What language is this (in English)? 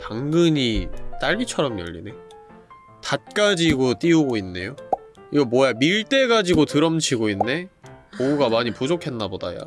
Korean